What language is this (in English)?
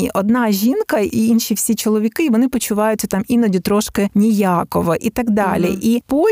Ukrainian